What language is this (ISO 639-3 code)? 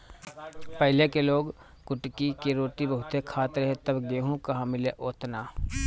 bho